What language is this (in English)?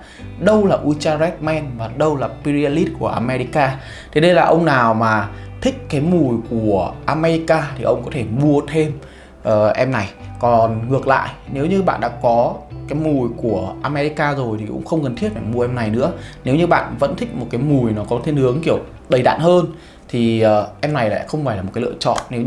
Vietnamese